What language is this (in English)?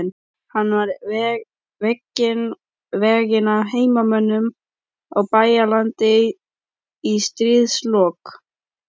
Icelandic